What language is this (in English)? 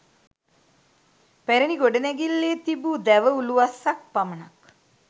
Sinhala